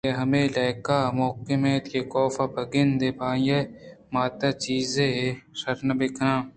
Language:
Eastern Balochi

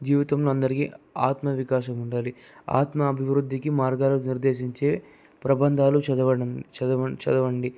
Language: Telugu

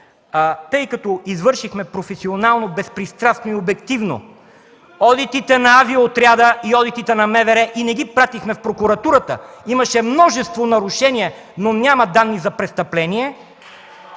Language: Bulgarian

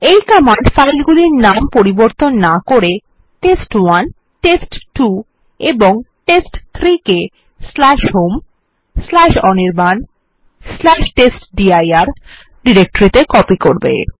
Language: Bangla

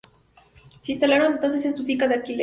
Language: Spanish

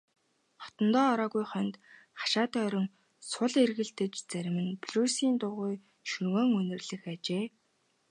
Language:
Mongolian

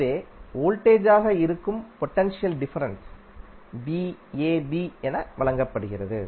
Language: Tamil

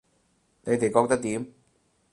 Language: Cantonese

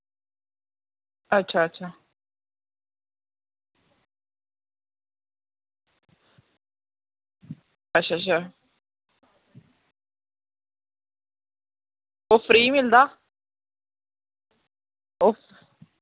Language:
Dogri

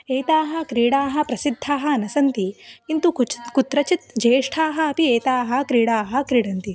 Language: Sanskrit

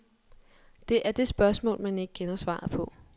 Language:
Danish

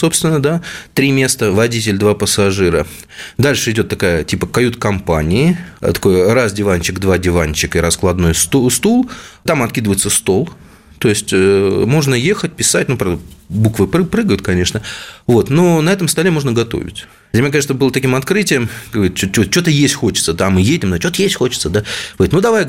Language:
Russian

